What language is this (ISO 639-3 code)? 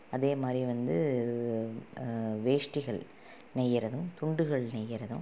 tam